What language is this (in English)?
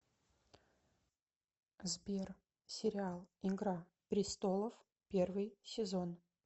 Russian